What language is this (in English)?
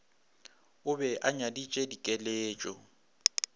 Northern Sotho